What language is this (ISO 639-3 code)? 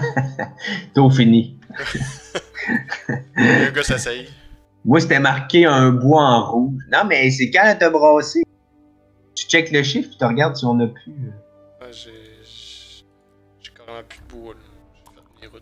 fra